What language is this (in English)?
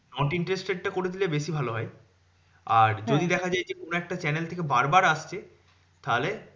Bangla